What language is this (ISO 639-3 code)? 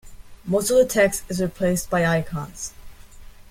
eng